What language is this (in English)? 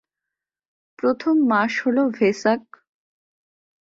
Bangla